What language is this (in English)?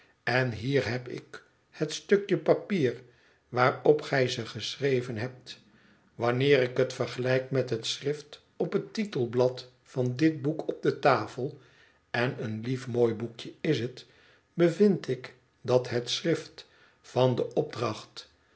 Dutch